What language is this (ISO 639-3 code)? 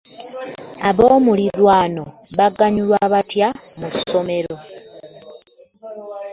lug